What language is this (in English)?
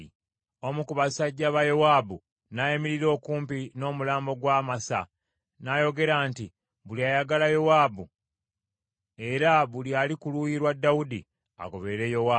Ganda